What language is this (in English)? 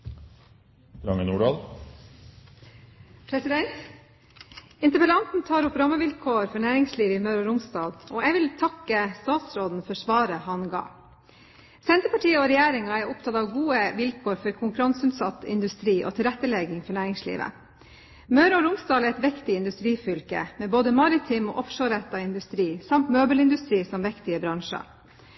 Norwegian